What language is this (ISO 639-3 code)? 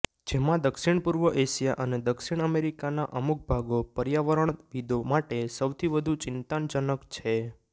guj